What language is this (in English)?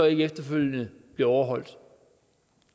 Danish